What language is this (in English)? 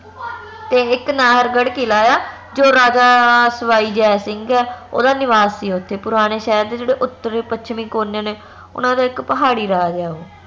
Punjabi